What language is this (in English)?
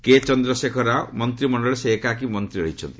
Odia